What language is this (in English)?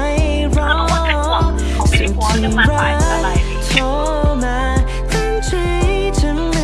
Thai